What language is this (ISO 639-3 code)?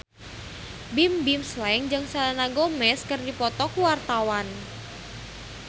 sun